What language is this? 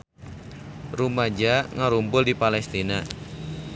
Sundanese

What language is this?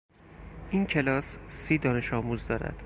Persian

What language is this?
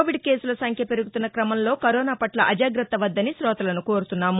Telugu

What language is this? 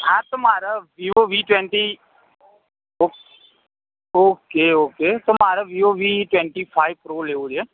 Gujarati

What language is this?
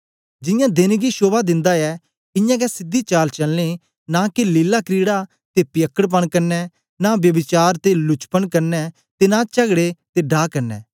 Dogri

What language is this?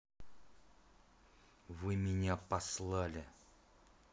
Russian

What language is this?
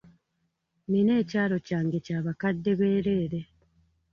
Ganda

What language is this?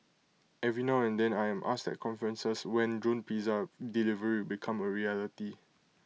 English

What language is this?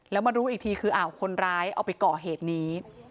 Thai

